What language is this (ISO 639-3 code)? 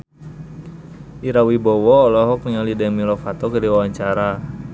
sun